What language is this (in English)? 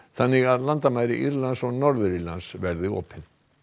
Icelandic